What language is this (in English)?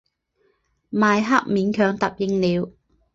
Chinese